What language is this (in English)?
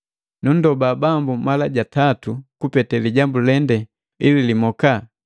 Matengo